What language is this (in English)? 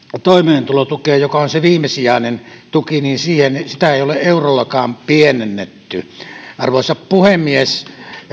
Finnish